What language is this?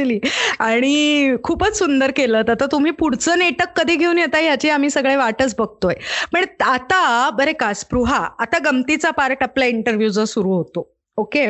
Marathi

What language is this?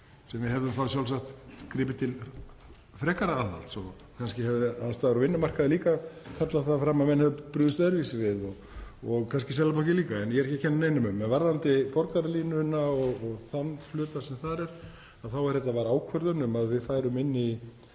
Icelandic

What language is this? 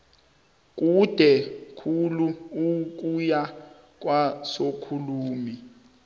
South Ndebele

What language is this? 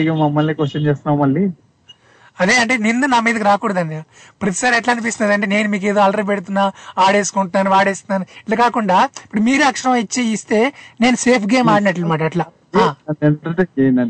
Telugu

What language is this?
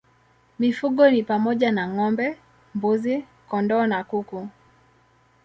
Swahili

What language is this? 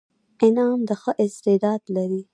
Pashto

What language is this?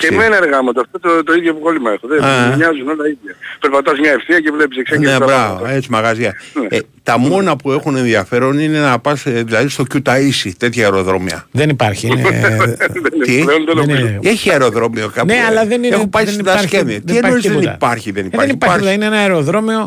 Greek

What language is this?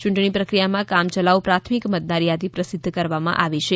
Gujarati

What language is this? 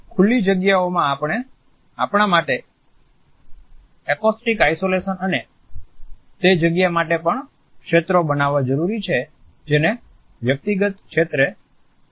Gujarati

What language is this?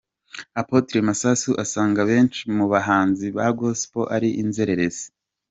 Kinyarwanda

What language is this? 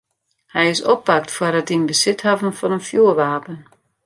Western Frisian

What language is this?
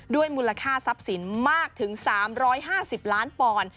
Thai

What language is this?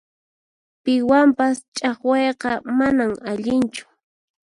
Puno Quechua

